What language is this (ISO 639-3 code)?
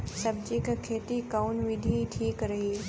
bho